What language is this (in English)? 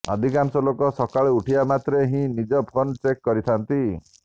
Odia